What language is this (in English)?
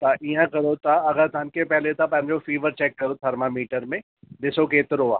Sindhi